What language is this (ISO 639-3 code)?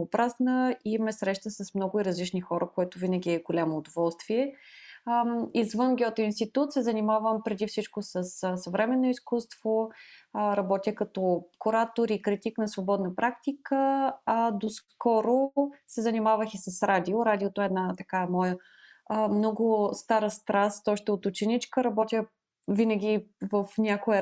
bul